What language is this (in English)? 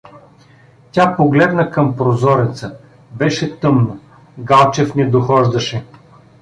Bulgarian